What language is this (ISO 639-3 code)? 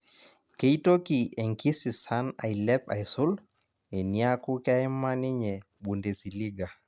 mas